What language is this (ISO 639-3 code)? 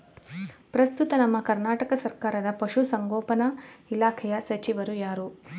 kan